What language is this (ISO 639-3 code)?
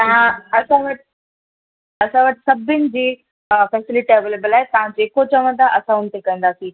snd